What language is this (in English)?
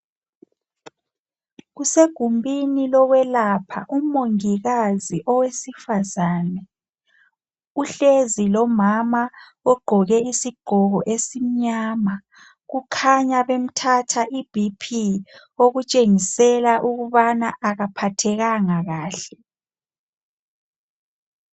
North Ndebele